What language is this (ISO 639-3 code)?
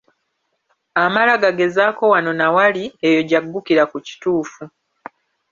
lug